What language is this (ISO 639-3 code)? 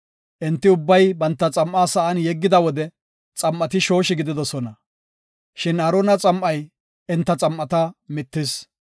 gof